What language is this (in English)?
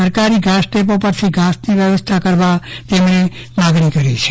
Gujarati